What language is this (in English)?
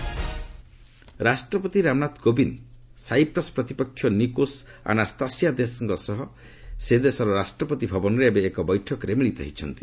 Odia